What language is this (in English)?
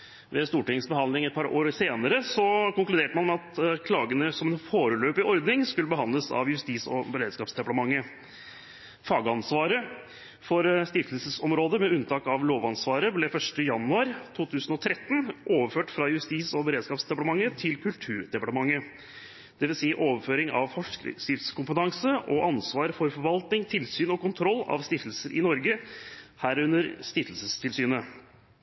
Norwegian Bokmål